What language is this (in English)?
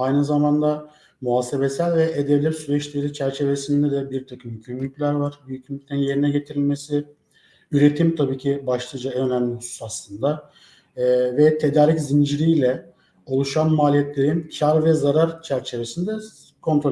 Turkish